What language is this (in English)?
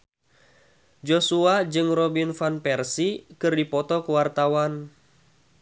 Sundanese